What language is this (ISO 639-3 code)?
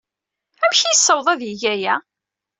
kab